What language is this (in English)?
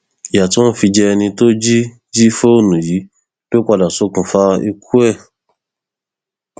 Yoruba